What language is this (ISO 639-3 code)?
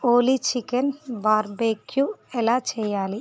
tel